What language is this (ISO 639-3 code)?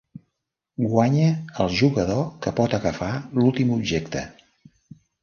cat